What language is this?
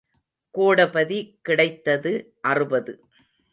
Tamil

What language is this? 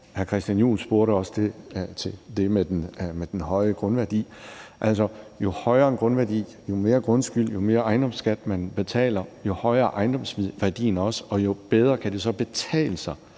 Danish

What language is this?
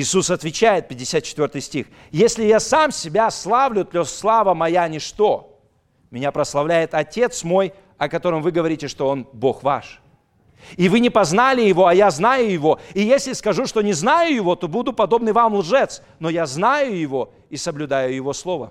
Russian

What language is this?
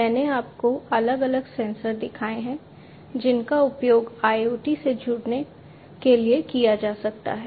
Hindi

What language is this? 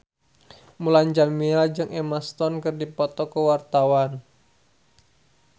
Sundanese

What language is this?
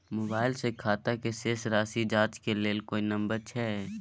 Maithili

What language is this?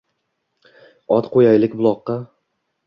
Uzbek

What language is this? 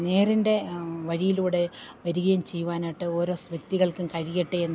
Malayalam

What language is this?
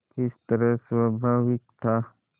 Hindi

